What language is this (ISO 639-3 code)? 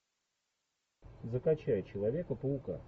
rus